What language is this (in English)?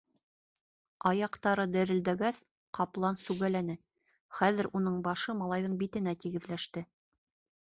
Bashkir